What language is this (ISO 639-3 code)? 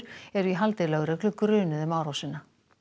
isl